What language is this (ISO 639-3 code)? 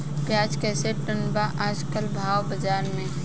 bho